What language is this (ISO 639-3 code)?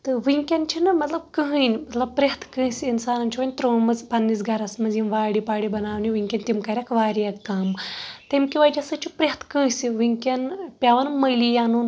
kas